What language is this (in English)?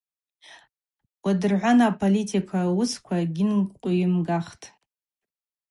Abaza